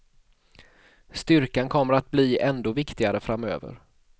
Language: Swedish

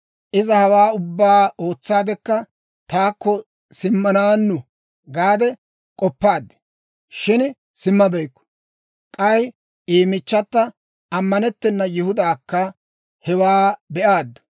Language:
Dawro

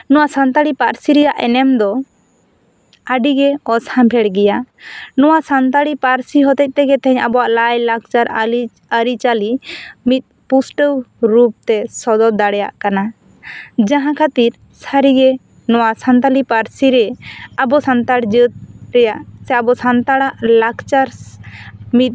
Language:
Santali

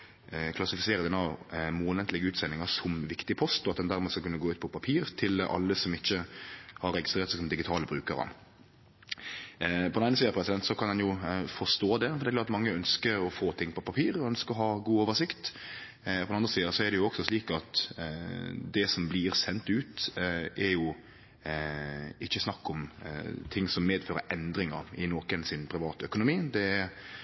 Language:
Norwegian Nynorsk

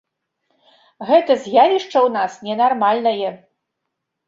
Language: Belarusian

